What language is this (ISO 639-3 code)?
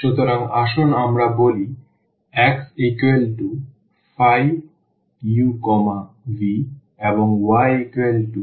ben